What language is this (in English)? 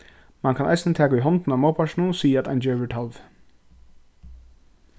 Faroese